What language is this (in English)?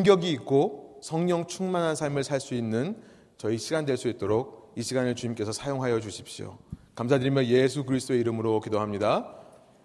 Korean